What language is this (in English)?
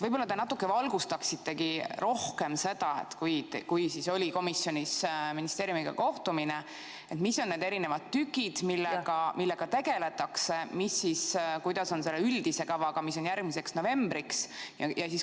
Estonian